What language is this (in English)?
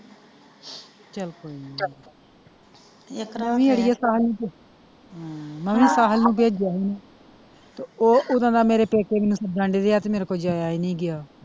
Punjabi